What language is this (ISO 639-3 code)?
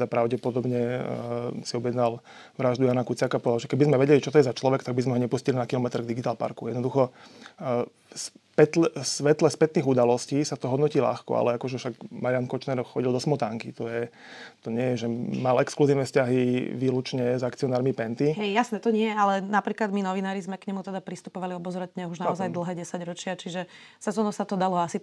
slk